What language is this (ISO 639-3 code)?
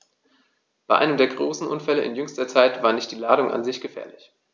deu